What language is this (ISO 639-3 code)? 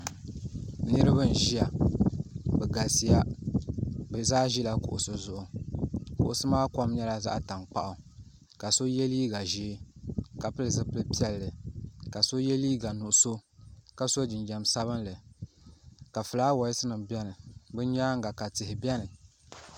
dag